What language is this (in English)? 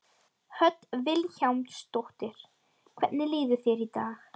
Icelandic